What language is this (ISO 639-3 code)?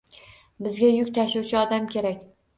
uzb